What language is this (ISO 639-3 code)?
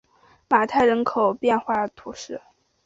zho